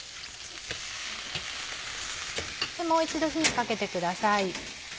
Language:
Japanese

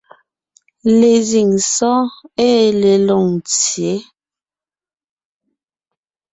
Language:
Ngiemboon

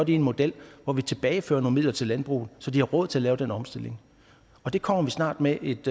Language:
Danish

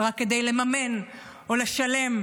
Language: Hebrew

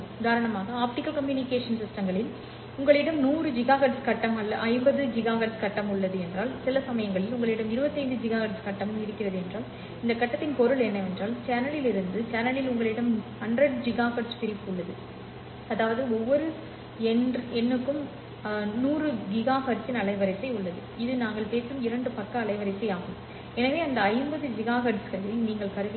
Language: Tamil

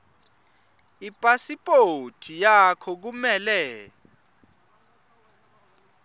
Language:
Swati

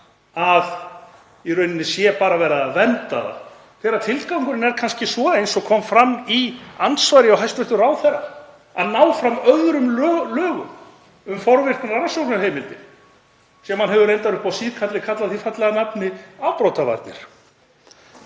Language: Icelandic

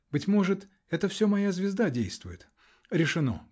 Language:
Russian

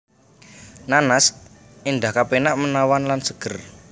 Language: Javanese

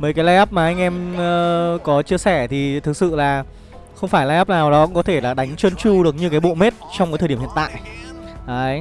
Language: Vietnamese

